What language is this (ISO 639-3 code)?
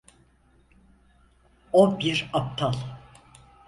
tur